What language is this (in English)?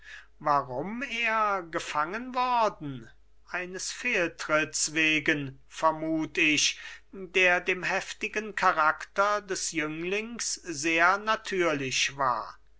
German